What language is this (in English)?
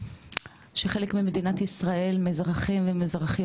Hebrew